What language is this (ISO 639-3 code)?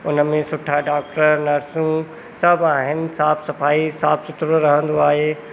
snd